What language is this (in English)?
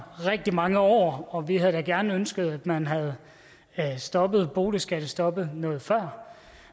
Danish